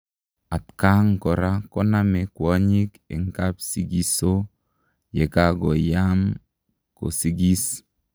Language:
Kalenjin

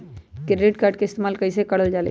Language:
Magahi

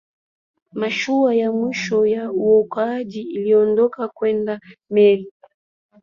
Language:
Swahili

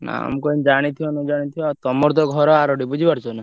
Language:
Odia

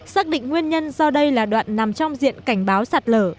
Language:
Vietnamese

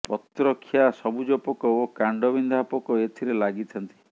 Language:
Odia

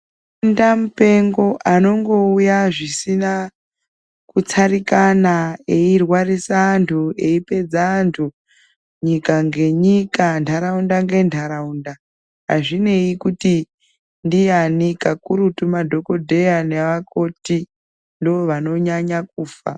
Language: Ndau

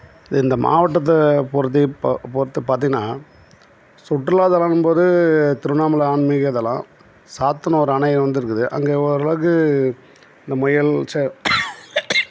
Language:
Tamil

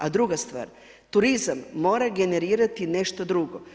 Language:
Croatian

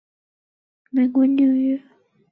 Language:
Chinese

